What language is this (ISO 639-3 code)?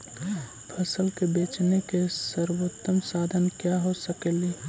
mag